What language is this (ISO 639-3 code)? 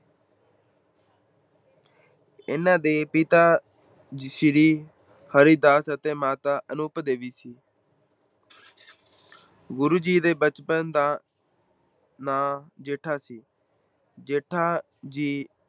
pan